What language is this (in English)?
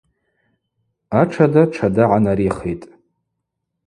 Abaza